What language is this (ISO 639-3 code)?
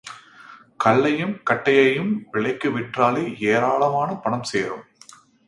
tam